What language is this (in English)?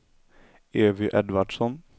Swedish